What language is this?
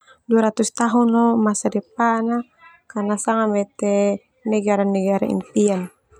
Termanu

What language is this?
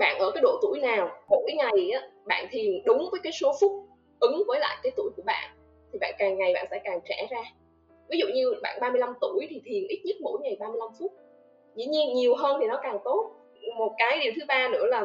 Vietnamese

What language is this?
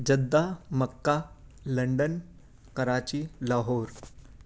Urdu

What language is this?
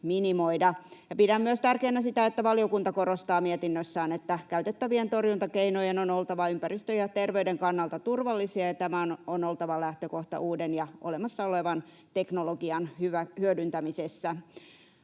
Finnish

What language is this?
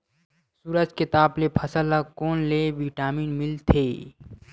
Chhattisgarhi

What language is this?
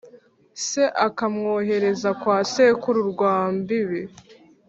Kinyarwanda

